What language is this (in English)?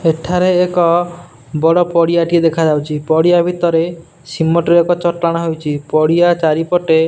Odia